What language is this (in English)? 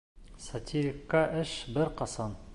Bashkir